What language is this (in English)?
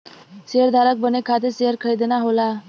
Bhojpuri